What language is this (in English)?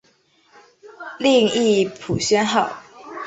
Chinese